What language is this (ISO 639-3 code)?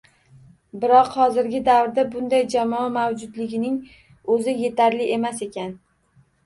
uzb